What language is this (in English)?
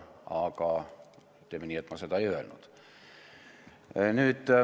Estonian